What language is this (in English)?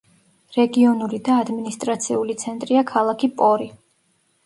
Georgian